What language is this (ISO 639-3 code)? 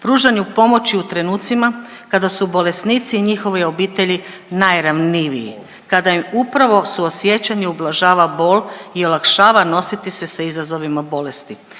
hrv